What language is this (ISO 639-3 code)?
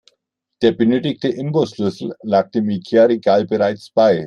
deu